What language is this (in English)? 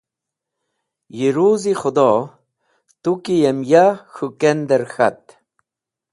Wakhi